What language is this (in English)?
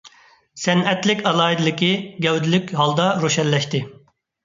Uyghur